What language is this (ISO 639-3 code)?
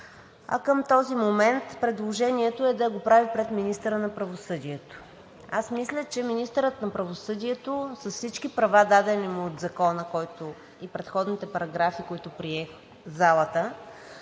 bul